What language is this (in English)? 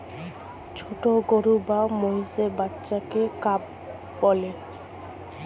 Bangla